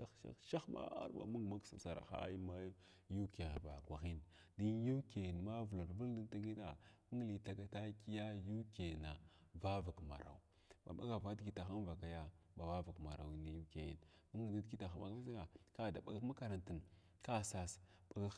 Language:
Glavda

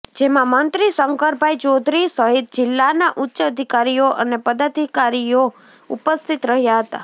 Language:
Gujarati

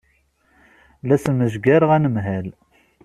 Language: Kabyle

